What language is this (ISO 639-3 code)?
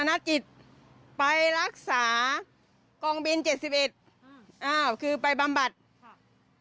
tha